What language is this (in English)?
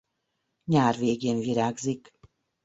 Hungarian